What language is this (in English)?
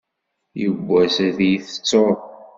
Kabyle